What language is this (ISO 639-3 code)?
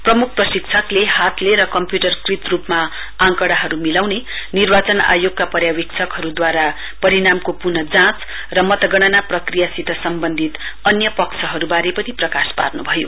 nep